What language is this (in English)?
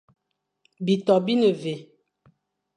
Fang